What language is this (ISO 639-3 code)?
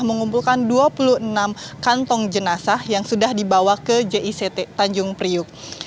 ind